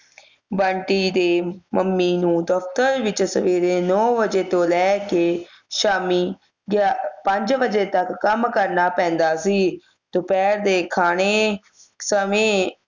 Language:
Punjabi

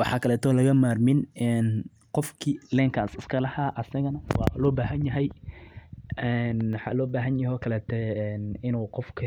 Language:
Somali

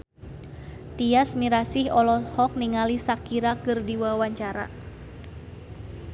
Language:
Sundanese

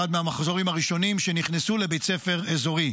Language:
Hebrew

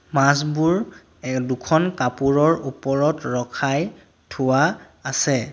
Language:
Assamese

